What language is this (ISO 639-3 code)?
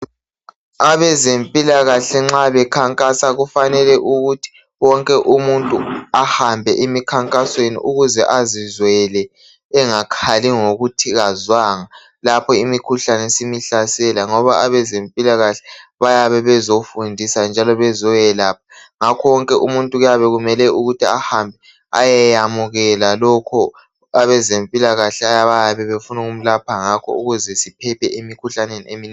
nde